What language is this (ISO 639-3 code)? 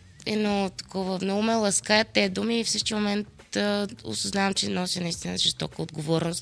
bul